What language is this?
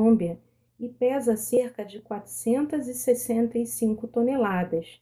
Portuguese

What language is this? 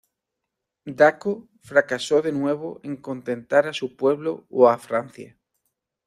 Spanish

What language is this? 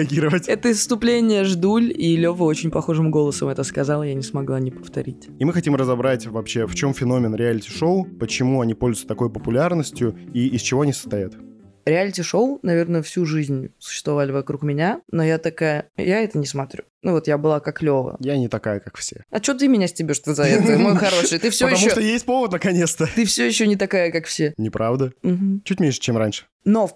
Russian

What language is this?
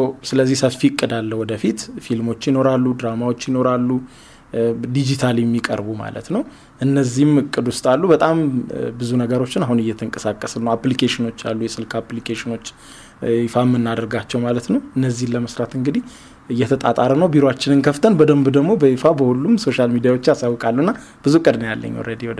Amharic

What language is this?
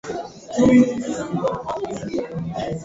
Swahili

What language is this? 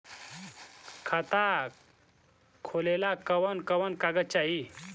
Bhojpuri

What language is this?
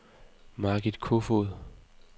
Danish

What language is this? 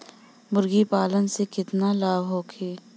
Bhojpuri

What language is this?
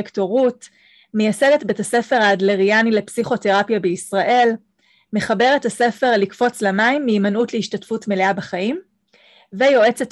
Hebrew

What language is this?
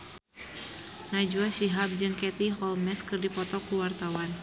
Sundanese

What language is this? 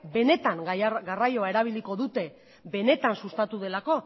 Basque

